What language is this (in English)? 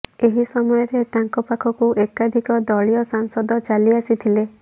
Odia